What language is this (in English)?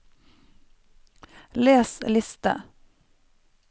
Norwegian